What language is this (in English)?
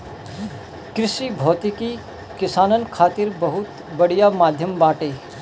Bhojpuri